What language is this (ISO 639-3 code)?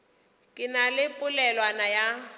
nso